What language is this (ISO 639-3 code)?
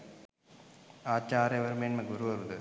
sin